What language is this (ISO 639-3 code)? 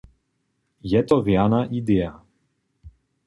hsb